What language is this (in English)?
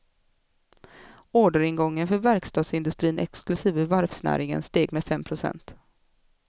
Swedish